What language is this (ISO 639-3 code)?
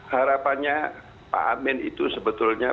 ind